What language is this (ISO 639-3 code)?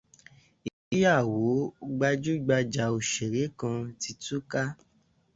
yor